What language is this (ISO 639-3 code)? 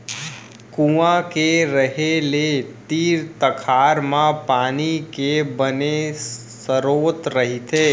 hne